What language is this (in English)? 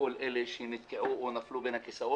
Hebrew